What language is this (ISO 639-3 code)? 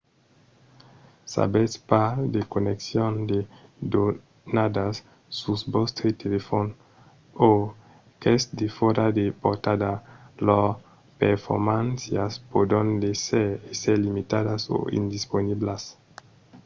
oci